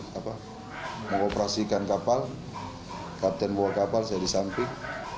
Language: Indonesian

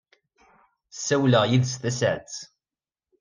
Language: Kabyle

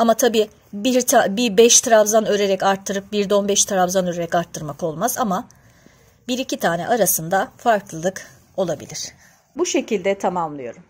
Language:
Turkish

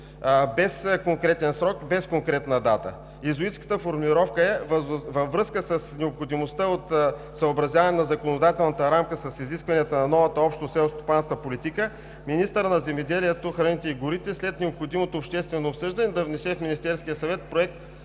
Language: Bulgarian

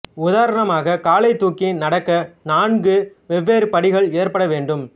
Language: Tamil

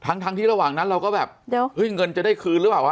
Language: Thai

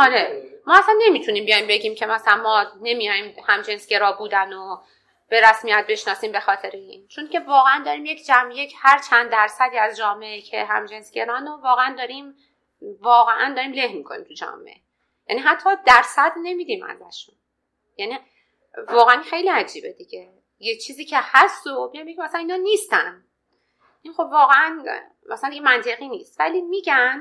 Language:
Persian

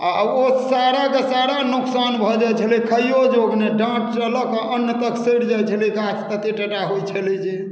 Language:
Maithili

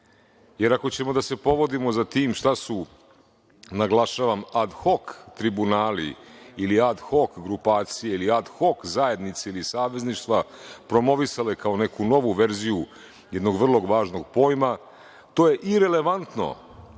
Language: Serbian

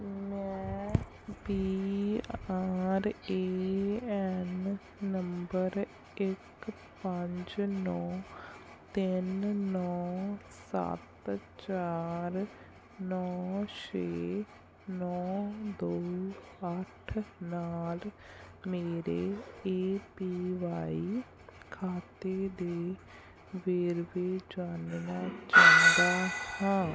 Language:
Punjabi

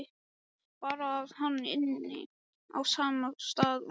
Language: Icelandic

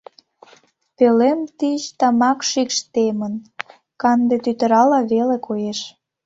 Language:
Mari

